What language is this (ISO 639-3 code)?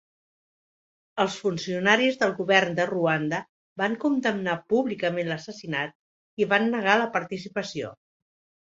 cat